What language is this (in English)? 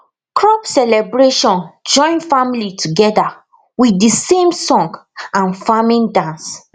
Nigerian Pidgin